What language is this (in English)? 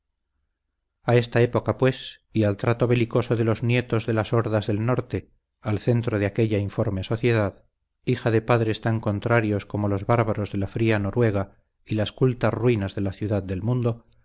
Spanish